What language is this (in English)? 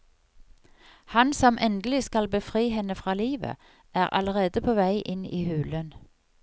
Norwegian